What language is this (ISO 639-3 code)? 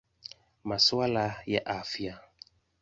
swa